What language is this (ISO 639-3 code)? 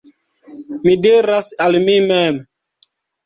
epo